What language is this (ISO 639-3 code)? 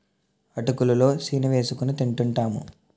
tel